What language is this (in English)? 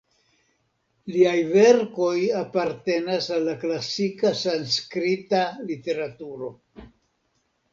Esperanto